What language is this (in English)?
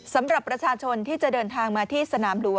Thai